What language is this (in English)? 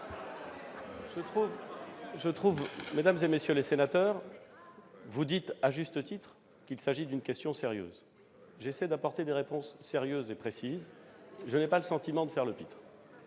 French